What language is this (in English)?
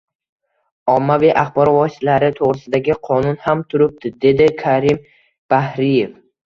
Uzbek